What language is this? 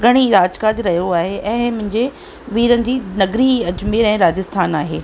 Sindhi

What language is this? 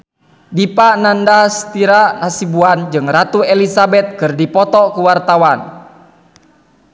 Sundanese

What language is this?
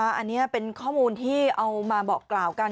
Thai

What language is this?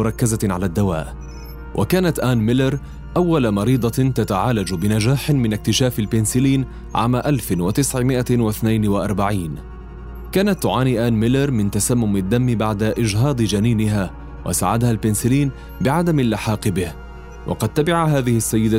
Arabic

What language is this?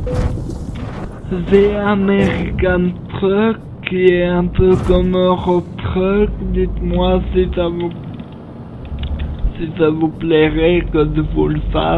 French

